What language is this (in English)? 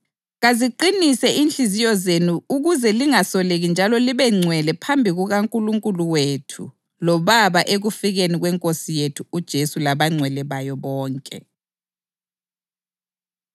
North Ndebele